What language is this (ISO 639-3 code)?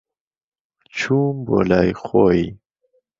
ckb